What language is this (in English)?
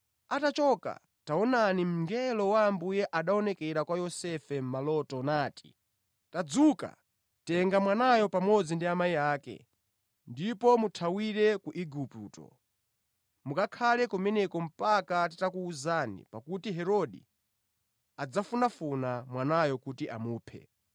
Nyanja